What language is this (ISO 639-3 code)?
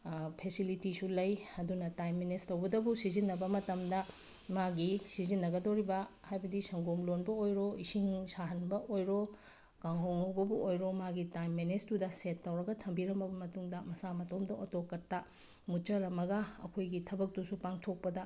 mni